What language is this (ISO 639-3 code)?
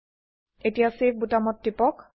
asm